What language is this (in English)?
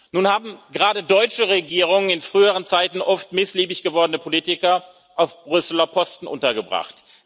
German